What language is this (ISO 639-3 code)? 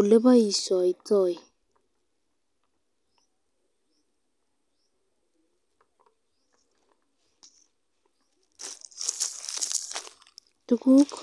kln